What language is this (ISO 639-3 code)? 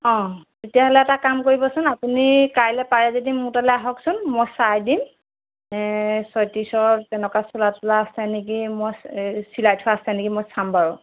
asm